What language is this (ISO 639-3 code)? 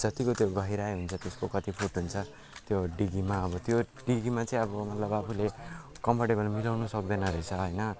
nep